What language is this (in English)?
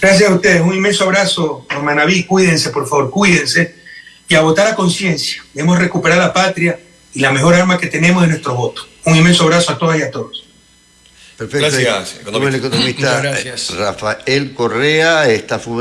Spanish